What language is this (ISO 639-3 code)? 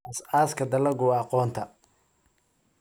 som